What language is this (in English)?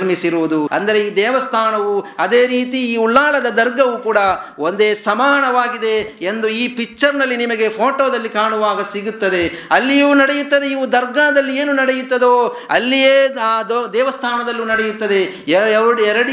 Kannada